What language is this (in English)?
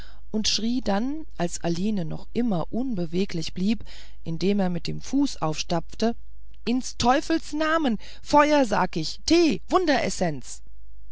German